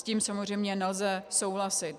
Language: Czech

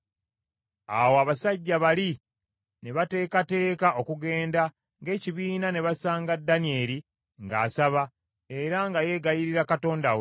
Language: Ganda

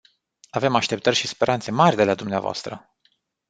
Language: Romanian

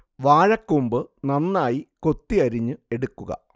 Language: Malayalam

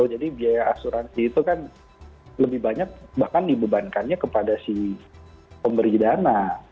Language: Indonesian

